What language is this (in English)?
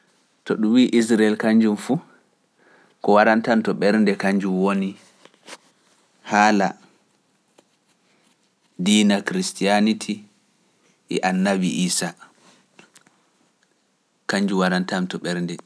Pular